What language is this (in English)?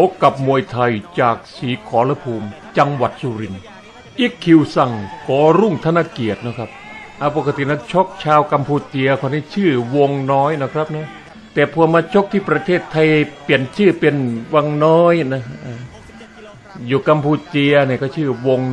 Thai